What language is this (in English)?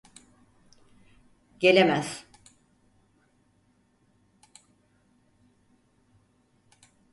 Turkish